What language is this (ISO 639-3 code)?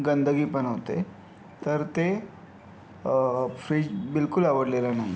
mar